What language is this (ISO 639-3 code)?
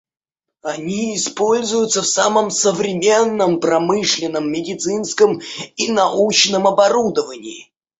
rus